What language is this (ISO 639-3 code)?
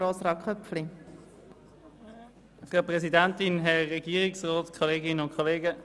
gsw